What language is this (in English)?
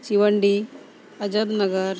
Santali